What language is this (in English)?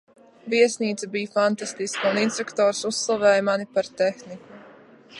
Latvian